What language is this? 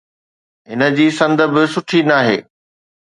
Sindhi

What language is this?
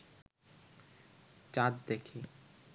Bangla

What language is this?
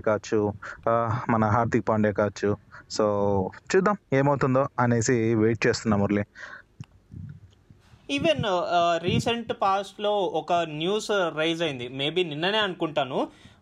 Telugu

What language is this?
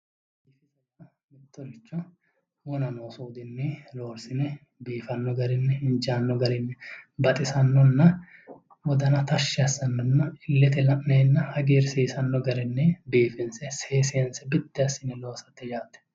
Sidamo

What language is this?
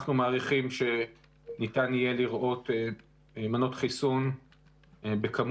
Hebrew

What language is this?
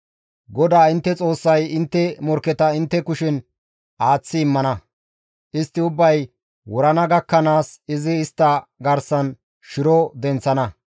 Gamo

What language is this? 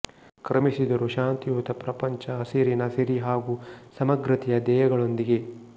Kannada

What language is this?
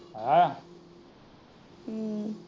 Punjabi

